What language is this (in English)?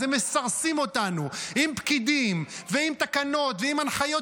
Hebrew